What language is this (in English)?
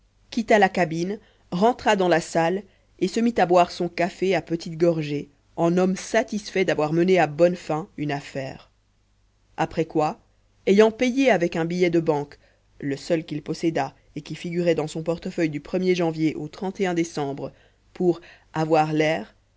French